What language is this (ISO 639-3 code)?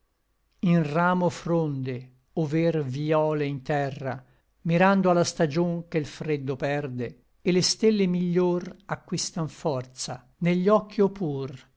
ita